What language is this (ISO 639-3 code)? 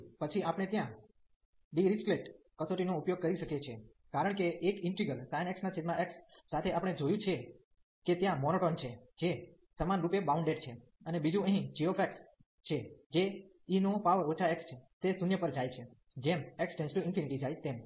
guj